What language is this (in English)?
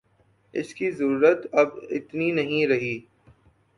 Urdu